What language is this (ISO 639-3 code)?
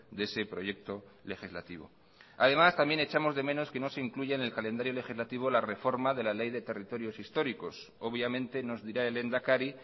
spa